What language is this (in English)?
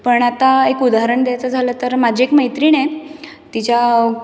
Marathi